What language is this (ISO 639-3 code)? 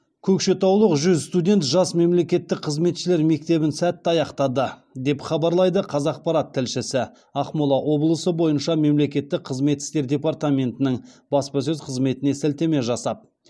kaz